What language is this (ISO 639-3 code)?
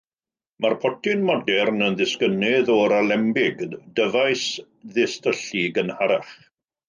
cym